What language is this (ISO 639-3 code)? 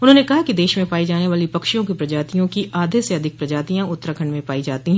hin